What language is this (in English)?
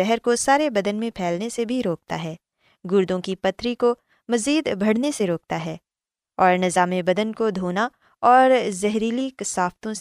Urdu